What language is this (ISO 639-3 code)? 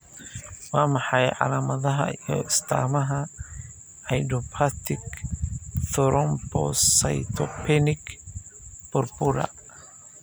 som